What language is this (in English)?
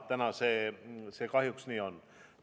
Estonian